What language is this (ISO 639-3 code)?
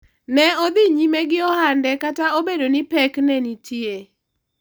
luo